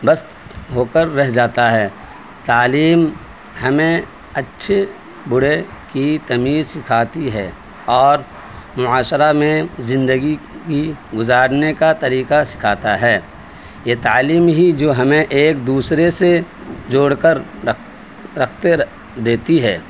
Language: Urdu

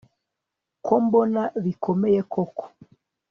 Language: Kinyarwanda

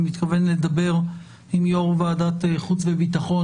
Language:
Hebrew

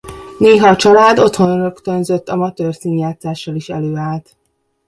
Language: Hungarian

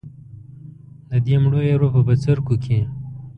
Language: Pashto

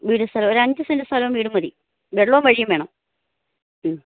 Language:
Malayalam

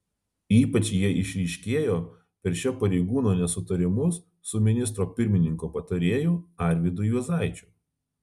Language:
Lithuanian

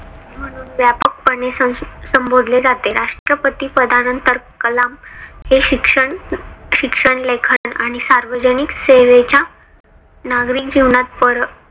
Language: Marathi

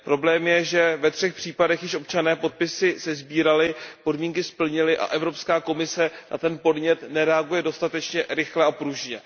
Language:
Czech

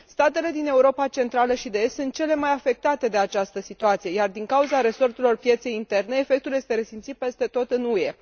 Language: Romanian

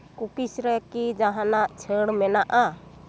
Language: Santali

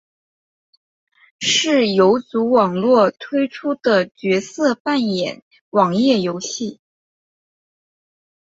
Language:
Chinese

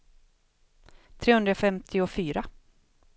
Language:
Swedish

